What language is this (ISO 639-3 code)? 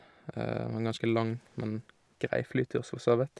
nor